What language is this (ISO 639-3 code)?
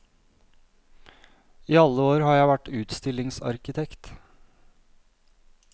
nor